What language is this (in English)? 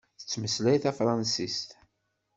Kabyle